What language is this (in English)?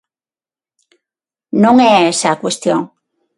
Galician